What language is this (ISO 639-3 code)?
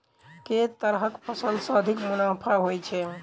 mai